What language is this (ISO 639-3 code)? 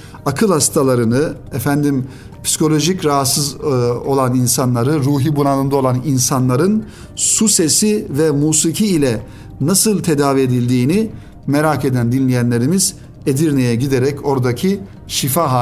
tur